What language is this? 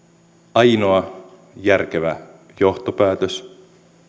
Finnish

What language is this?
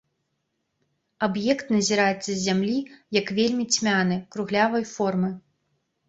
Belarusian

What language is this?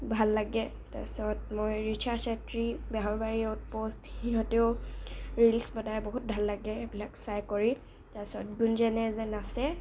Assamese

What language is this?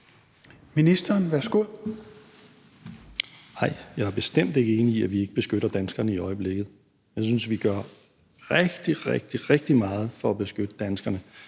Danish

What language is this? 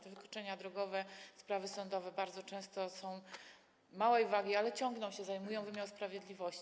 Polish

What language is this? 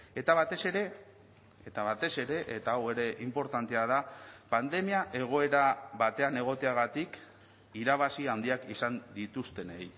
Basque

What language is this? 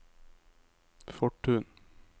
Norwegian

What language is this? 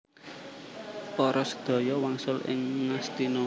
Javanese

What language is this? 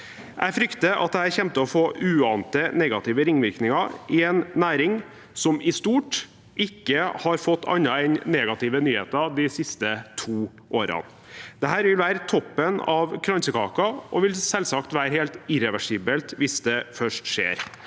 Norwegian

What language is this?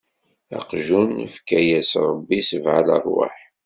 Kabyle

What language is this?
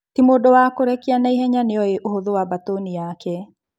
Kikuyu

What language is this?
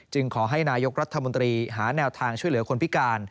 Thai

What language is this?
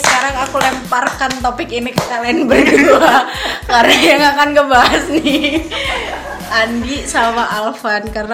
Indonesian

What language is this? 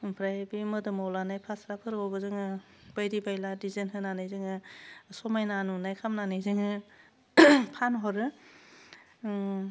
Bodo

